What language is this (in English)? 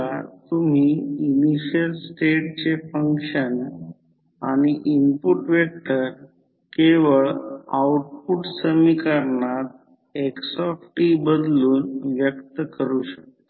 Marathi